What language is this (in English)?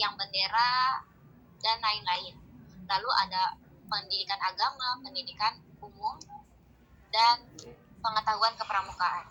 Indonesian